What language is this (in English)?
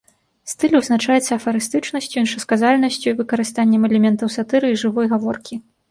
Belarusian